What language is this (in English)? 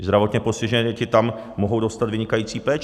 Czech